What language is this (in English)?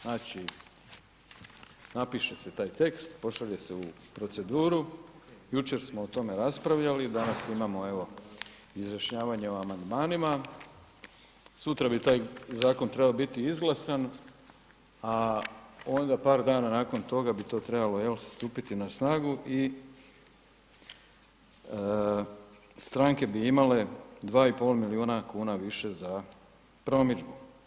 Croatian